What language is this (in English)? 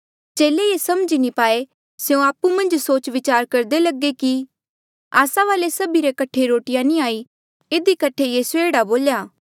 Mandeali